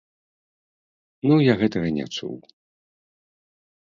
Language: Belarusian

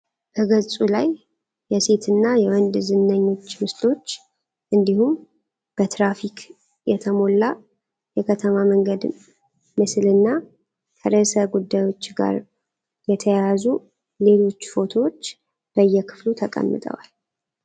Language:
Amharic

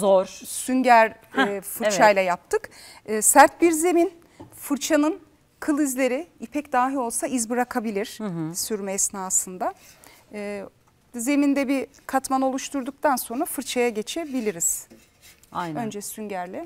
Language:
Turkish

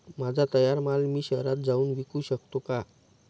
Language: Marathi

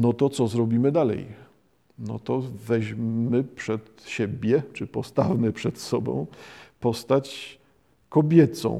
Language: Polish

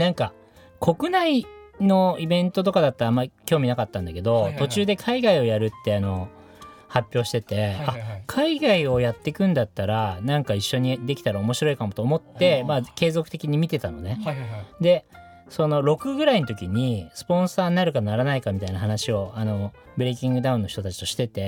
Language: Japanese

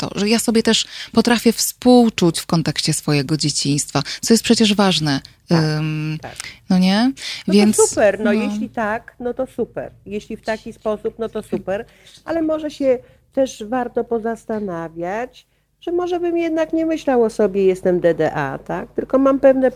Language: Polish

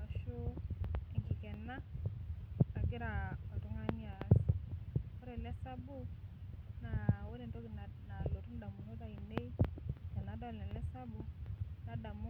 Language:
Masai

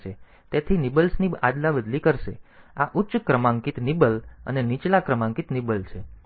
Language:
Gujarati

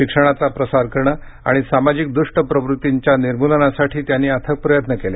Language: Marathi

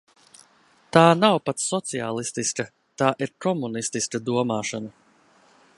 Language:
Latvian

